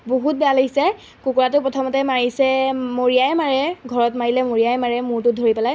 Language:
Assamese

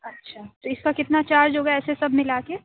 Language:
Urdu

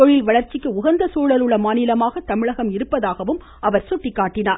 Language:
Tamil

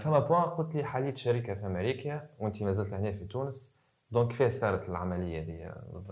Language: Arabic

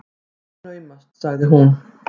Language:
Icelandic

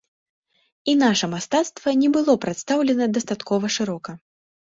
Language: Belarusian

